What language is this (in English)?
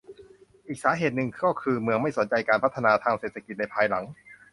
Thai